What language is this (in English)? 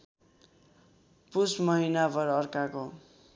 Nepali